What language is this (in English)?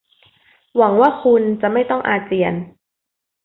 Thai